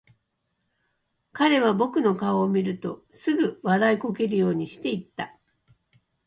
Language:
Japanese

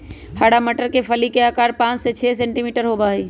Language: Magahi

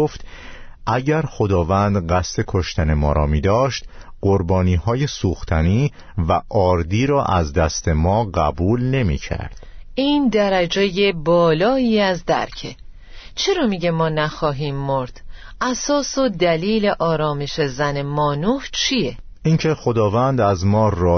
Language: Persian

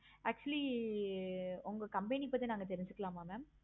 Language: Tamil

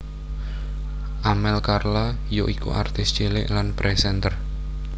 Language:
Javanese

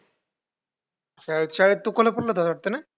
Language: Marathi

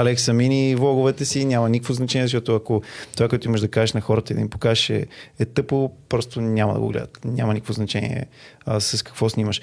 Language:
Bulgarian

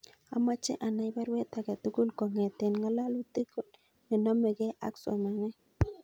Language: Kalenjin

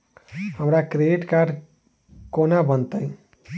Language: Maithili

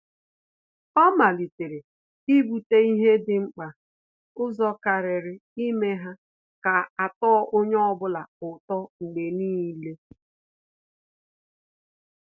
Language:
Igbo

